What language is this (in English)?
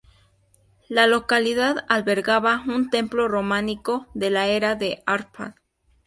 Spanish